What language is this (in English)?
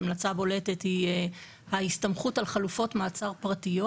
Hebrew